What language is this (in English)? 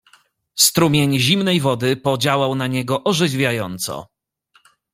Polish